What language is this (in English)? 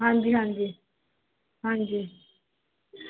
Punjabi